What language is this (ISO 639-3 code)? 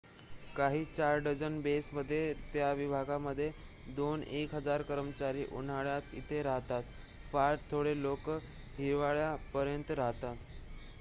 mar